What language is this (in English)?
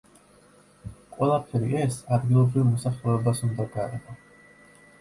Georgian